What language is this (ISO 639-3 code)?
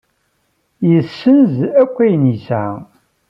kab